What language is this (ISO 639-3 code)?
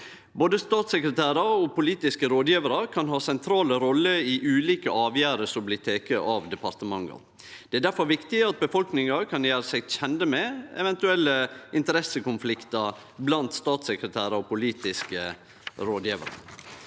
nor